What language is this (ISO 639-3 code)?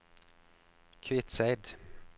nor